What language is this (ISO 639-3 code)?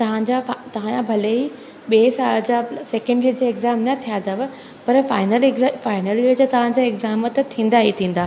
snd